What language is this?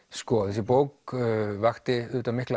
Icelandic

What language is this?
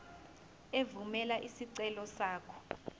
Zulu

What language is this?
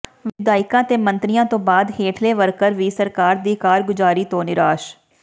Punjabi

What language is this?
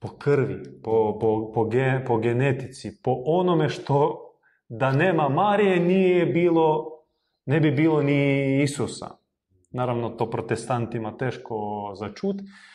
Croatian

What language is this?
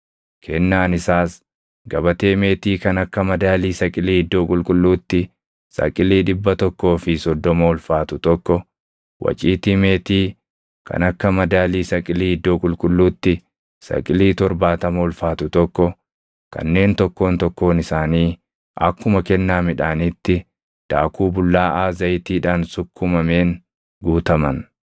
Oromo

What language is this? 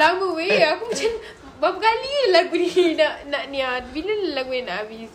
Malay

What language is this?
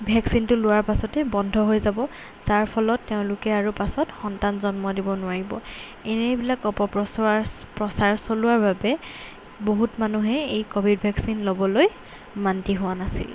Assamese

